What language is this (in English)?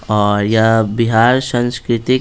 Hindi